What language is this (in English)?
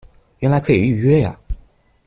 Chinese